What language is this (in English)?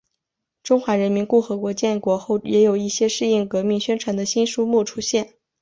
Chinese